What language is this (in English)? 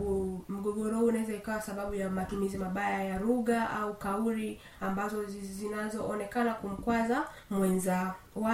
Swahili